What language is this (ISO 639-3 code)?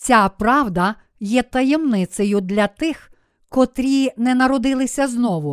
ukr